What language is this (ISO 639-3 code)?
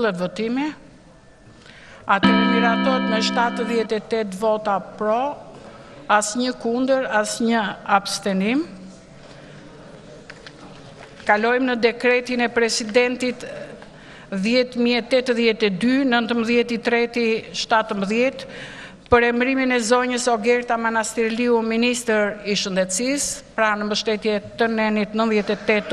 ell